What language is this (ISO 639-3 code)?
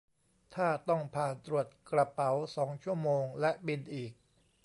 tha